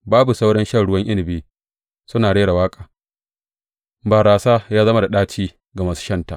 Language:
Hausa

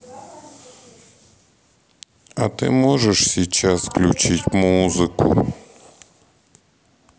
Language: Russian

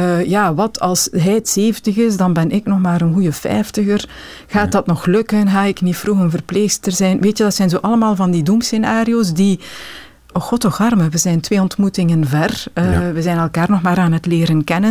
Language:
Dutch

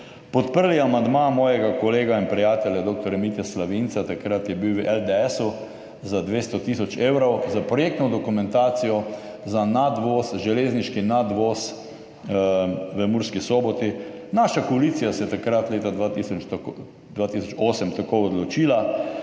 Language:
Slovenian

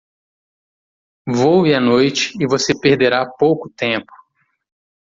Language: Portuguese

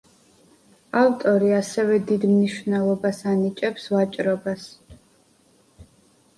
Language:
Georgian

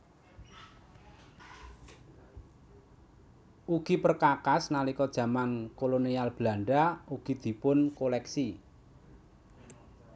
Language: Javanese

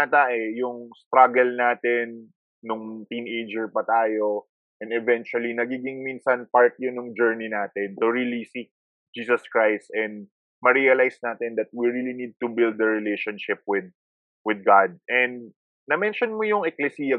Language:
Filipino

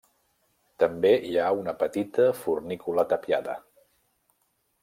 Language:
Catalan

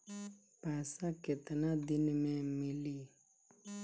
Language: Bhojpuri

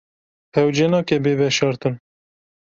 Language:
Kurdish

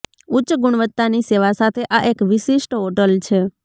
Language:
Gujarati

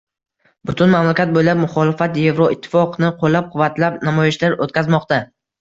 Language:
Uzbek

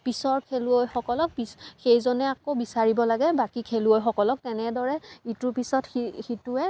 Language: Assamese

